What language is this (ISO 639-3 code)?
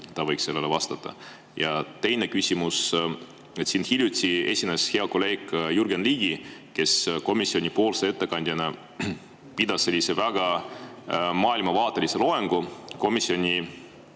est